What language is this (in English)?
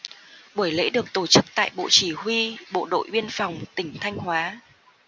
Vietnamese